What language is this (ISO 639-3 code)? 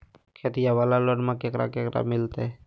mag